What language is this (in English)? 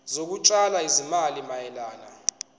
Zulu